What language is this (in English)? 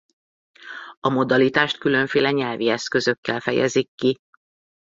Hungarian